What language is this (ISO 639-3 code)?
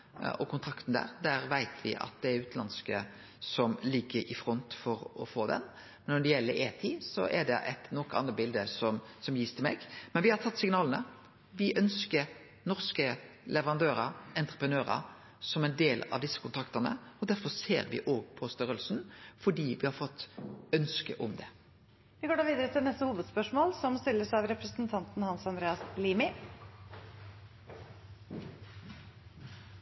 nor